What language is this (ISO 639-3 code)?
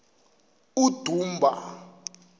xho